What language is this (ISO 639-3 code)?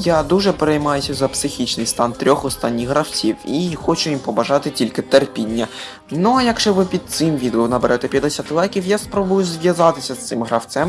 ukr